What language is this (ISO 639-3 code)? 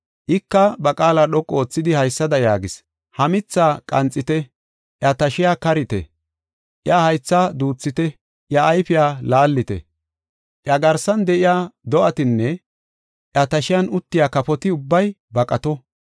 gof